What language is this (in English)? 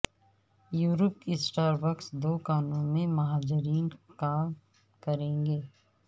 Urdu